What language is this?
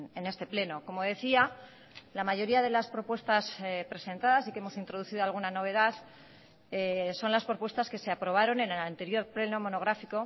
Spanish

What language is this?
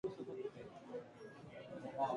Japanese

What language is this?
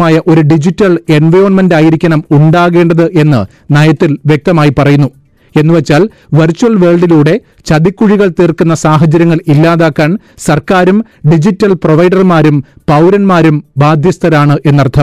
Malayalam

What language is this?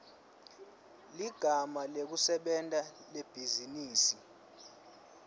Swati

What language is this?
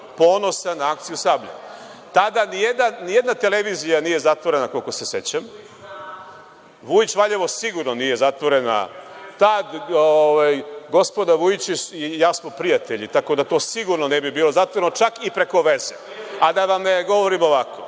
Serbian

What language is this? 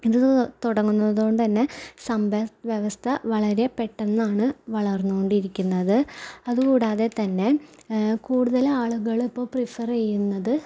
Malayalam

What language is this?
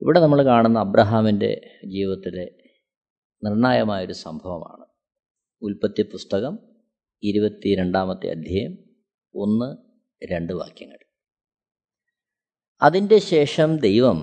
Malayalam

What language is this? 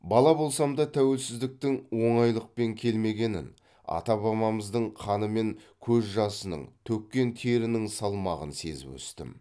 Kazakh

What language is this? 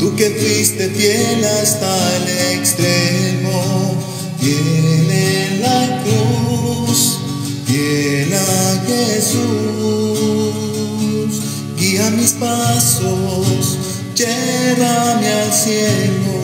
Romanian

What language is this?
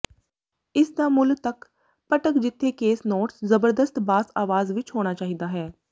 Punjabi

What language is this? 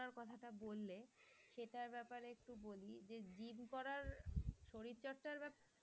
Bangla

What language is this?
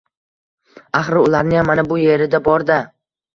Uzbek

